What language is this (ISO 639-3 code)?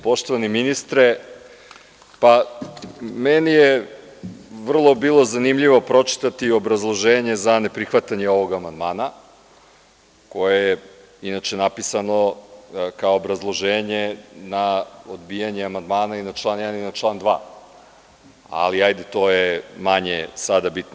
srp